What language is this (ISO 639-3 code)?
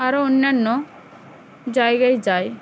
ben